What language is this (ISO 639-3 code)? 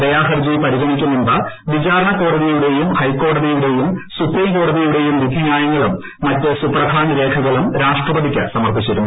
mal